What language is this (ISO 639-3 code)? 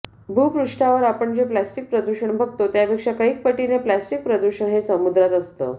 mar